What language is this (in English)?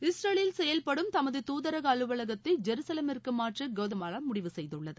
Tamil